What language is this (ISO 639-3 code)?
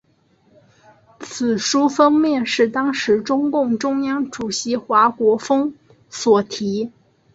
zho